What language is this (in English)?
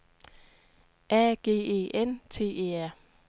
Danish